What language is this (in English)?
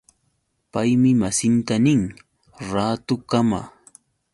Yauyos Quechua